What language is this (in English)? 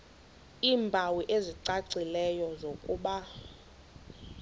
Xhosa